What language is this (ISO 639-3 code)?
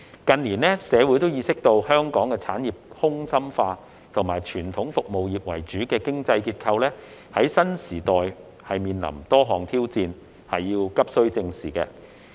yue